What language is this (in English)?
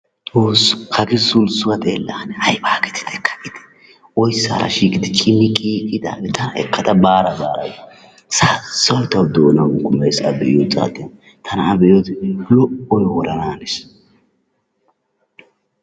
Wolaytta